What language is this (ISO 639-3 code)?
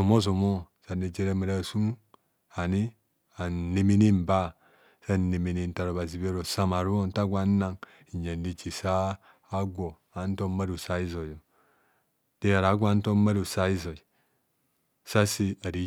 bcs